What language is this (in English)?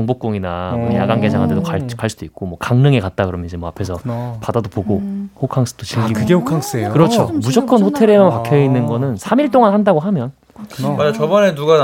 Korean